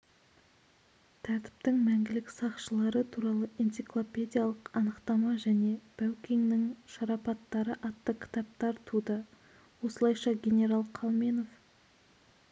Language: Kazakh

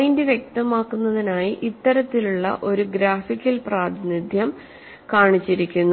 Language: Malayalam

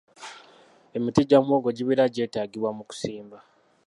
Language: Ganda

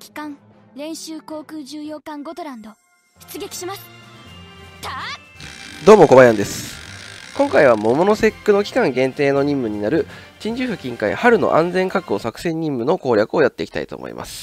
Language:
Japanese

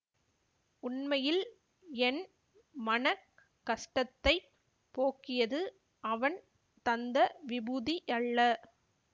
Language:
Tamil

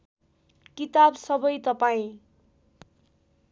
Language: Nepali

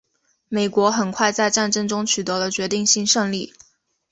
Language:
Chinese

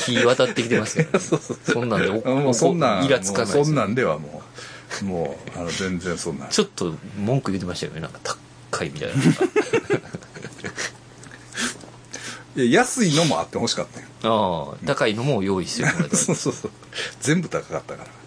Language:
Japanese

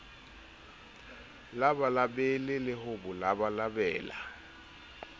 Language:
Southern Sotho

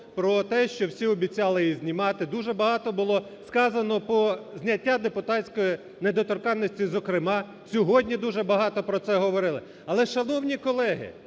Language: Ukrainian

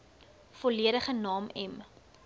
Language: Afrikaans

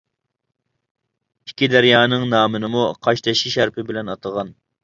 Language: Uyghur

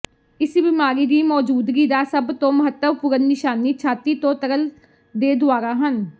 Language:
Punjabi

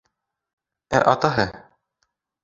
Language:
Bashkir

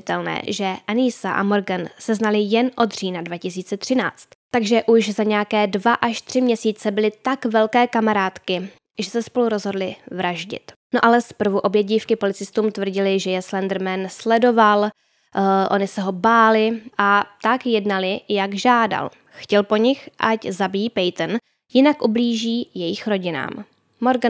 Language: Czech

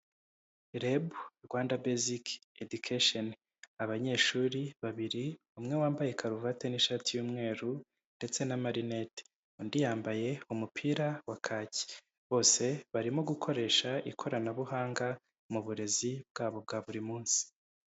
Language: Kinyarwanda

